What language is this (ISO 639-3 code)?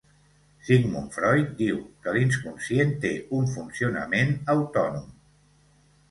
cat